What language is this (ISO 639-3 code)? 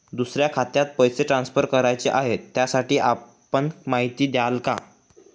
mar